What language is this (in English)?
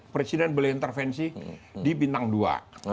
Indonesian